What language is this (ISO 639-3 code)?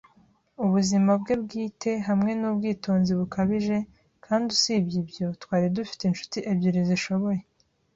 kin